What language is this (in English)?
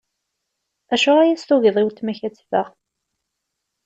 Kabyle